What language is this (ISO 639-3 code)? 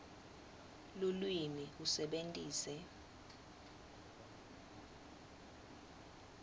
ssw